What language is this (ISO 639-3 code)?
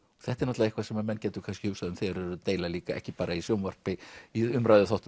isl